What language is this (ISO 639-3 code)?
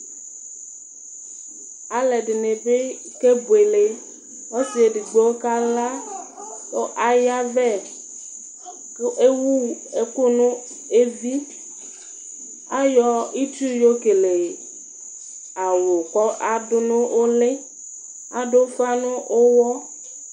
kpo